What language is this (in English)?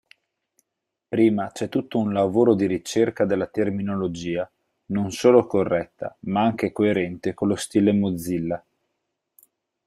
Italian